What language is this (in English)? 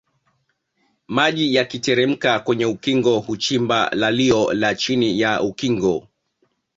Swahili